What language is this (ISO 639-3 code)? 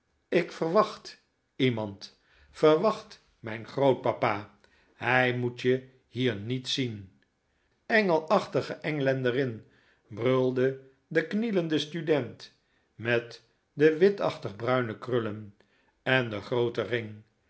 nld